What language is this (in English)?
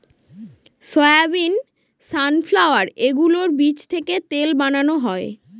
Bangla